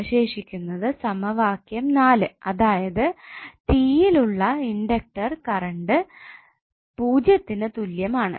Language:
Malayalam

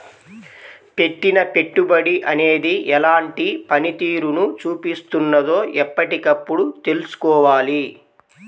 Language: Telugu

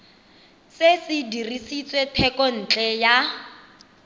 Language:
Tswana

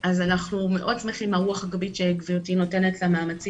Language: Hebrew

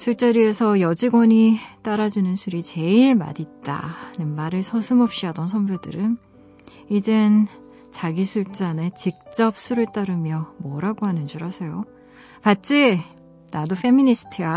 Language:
Korean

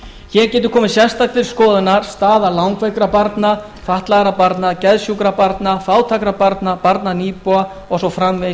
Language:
Icelandic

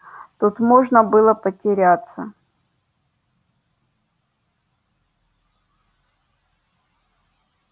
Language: Russian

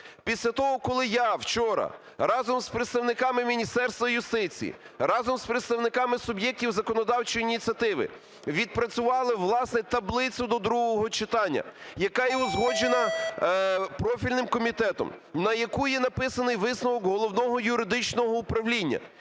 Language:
Ukrainian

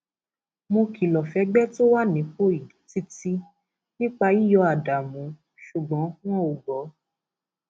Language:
Yoruba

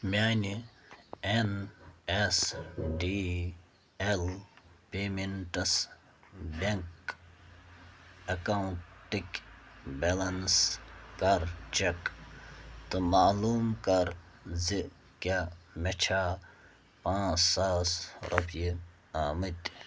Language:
Kashmiri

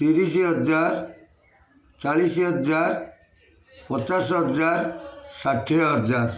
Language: Odia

